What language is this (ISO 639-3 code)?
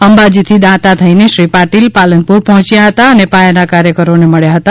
guj